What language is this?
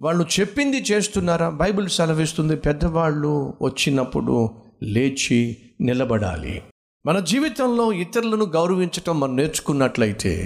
Telugu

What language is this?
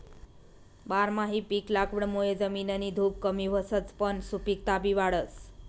Marathi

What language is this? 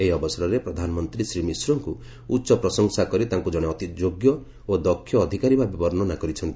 Odia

